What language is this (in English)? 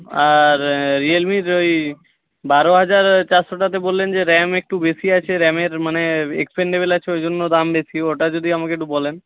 Bangla